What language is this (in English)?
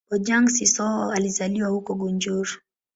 Swahili